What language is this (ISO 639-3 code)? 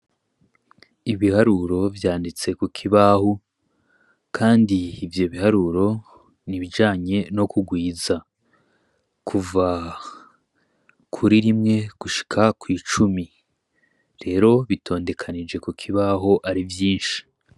run